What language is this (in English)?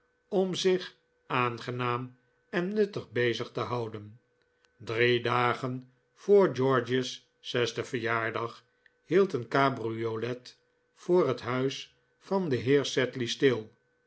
Dutch